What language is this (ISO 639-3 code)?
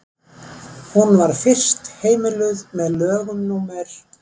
isl